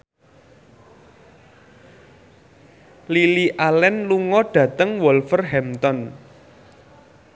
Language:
Javanese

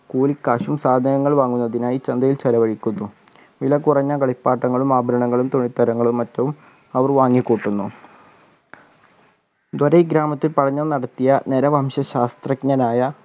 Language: Malayalam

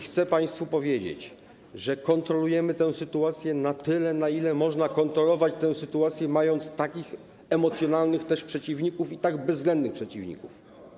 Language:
Polish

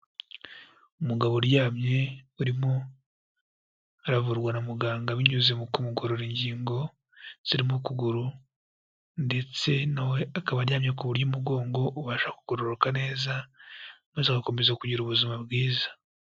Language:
Kinyarwanda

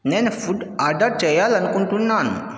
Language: Telugu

